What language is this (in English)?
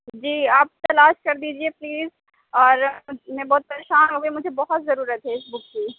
Urdu